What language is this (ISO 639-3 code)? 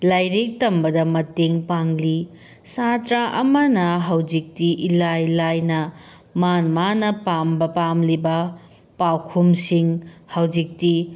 mni